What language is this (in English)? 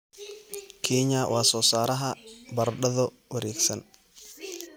Somali